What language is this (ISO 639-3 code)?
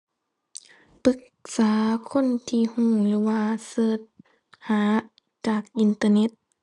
tha